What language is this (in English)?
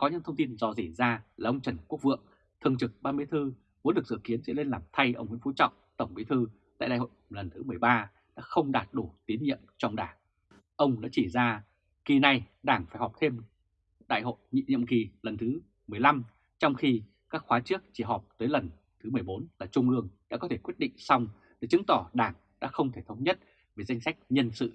Vietnamese